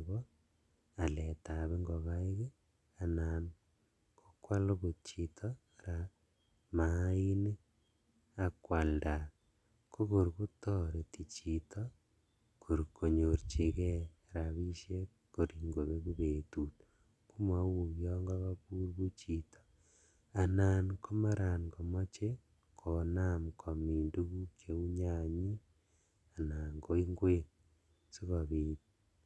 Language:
Kalenjin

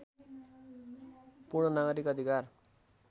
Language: Nepali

